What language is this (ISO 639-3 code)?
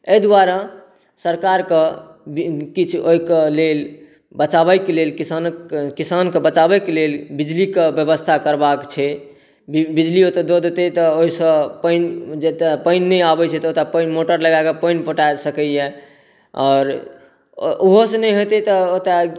mai